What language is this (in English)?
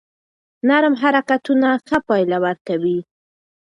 Pashto